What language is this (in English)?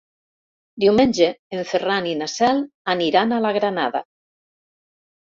Catalan